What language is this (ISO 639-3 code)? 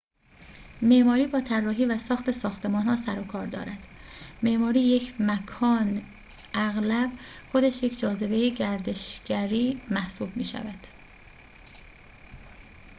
fas